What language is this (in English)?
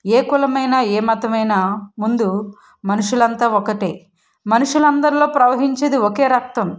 Telugu